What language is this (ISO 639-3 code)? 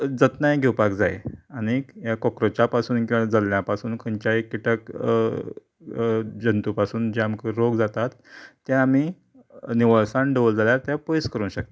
kok